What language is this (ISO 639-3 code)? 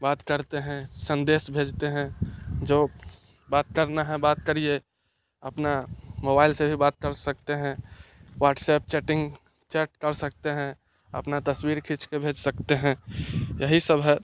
hin